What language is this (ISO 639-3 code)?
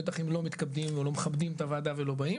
heb